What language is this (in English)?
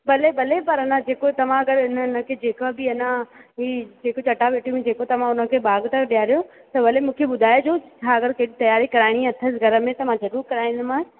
Sindhi